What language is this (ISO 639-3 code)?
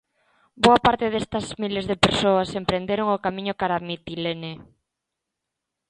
glg